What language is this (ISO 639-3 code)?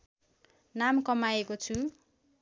nep